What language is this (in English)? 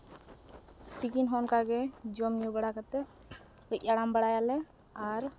Santali